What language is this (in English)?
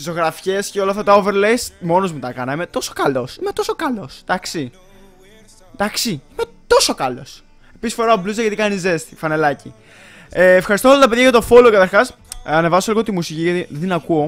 Greek